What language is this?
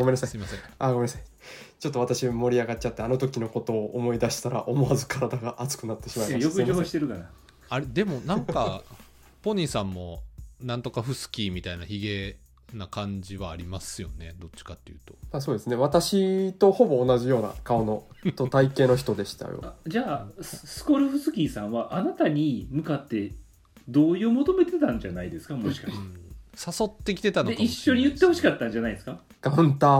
Japanese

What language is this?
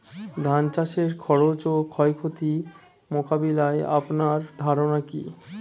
Bangla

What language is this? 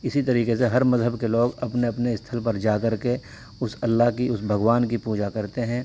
Urdu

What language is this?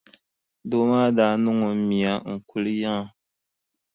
Dagbani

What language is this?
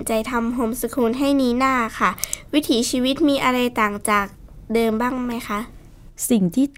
Thai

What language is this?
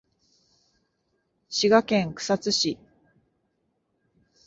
Japanese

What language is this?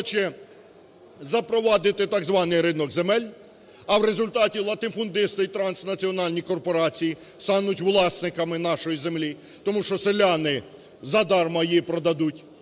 Ukrainian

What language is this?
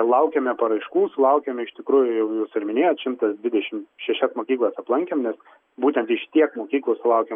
Lithuanian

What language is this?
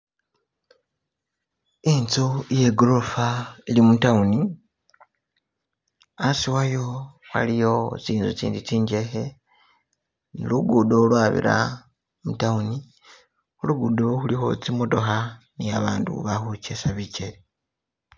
Masaaba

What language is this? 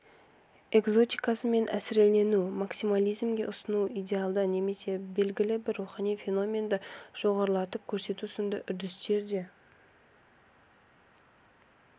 Kazakh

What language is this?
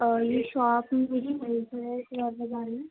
Urdu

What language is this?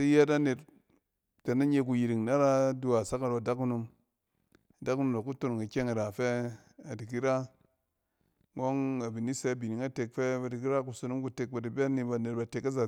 Cen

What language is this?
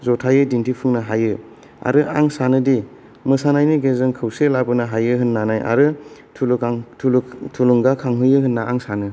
Bodo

